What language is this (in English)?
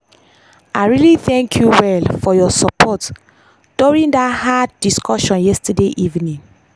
Nigerian Pidgin